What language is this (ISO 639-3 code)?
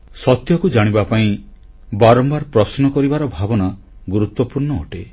ori